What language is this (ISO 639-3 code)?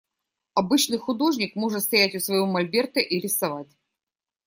rus